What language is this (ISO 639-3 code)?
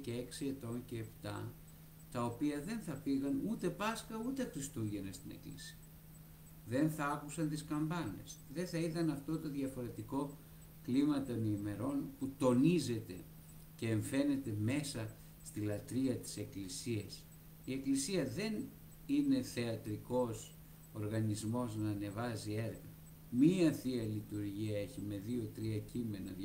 ell